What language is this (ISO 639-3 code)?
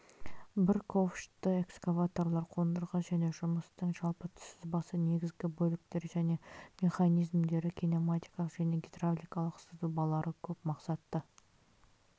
kaz